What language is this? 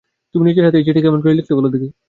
Bangla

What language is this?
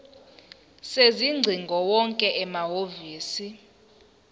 Zulu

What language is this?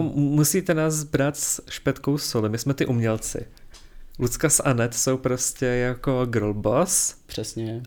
Czech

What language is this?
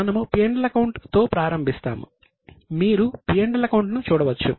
Telugu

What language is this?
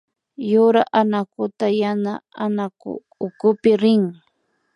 Imbabura Highland Quichua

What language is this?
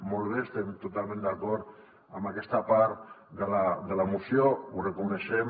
Catalan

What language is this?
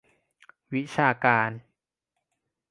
Thai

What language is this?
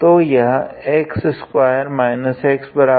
Hindi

